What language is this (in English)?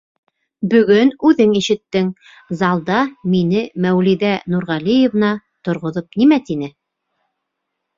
Bashkir